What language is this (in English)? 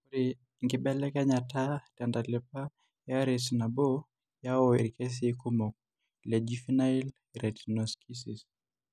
Masai